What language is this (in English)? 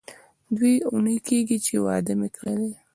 Pashto